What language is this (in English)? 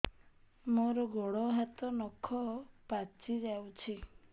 Odia